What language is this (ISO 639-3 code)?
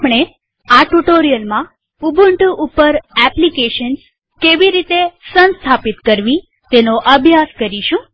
guj